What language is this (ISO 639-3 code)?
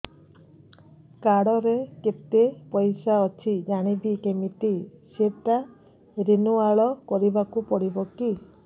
ori